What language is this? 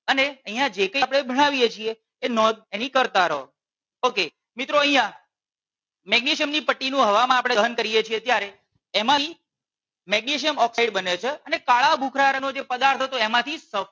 Gujarati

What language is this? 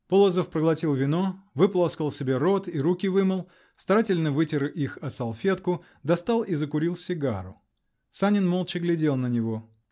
Russian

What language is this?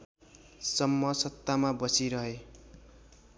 Nepali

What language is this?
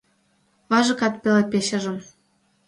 Mari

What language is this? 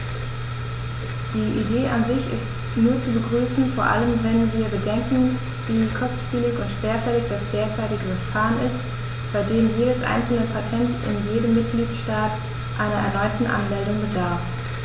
German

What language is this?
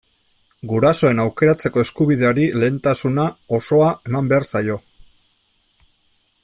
Basque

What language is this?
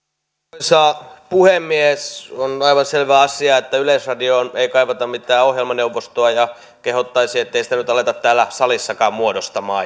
Finnish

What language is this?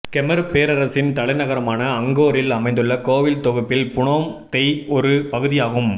Tamil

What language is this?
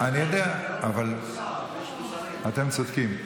Hebrew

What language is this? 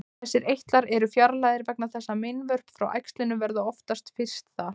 Icelandic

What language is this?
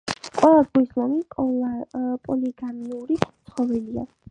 Georgian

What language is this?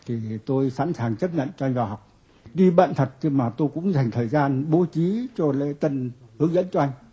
Vietnamese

